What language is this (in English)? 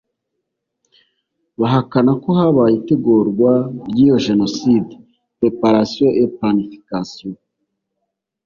Kinyarwanda